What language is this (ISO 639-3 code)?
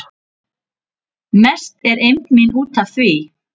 isl